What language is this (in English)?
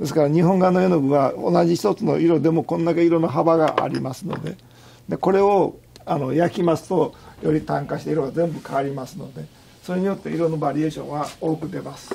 Japanese